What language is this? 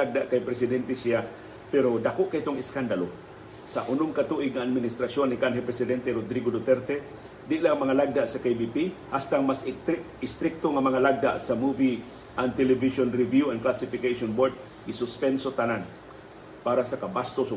Filipino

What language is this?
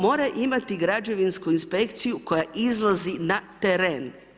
Croatian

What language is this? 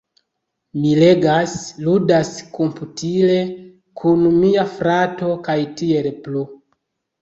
Esperanto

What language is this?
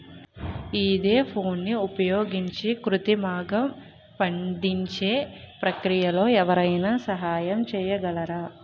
Telugu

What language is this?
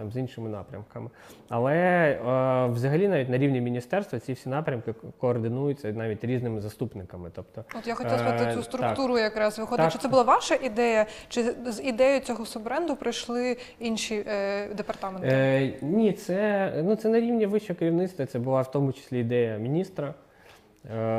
Ukrainian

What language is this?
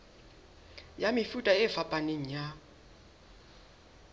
Southern Sotho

